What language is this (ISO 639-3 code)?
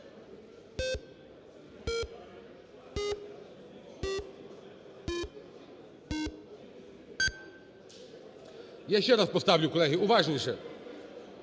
ukr